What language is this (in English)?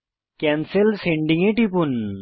Bangla